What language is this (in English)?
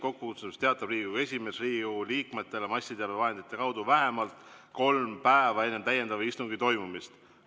Estonian